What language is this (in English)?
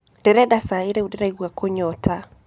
Kikuyu